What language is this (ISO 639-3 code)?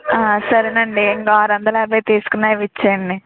tel